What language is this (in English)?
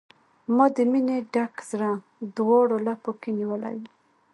Pashto